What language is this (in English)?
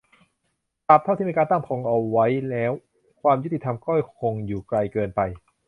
Thai